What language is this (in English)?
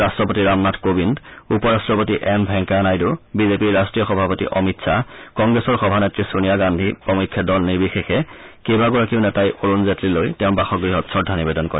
Assamese